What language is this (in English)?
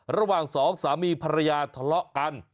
Thai